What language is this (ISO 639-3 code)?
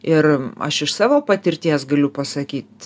lit